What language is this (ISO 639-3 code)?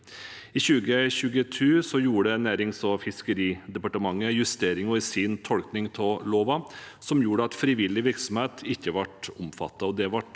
nor